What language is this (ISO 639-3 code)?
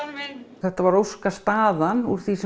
isl